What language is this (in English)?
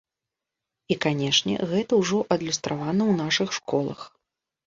Belarusian